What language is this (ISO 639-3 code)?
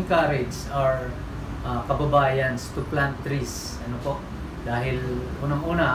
fil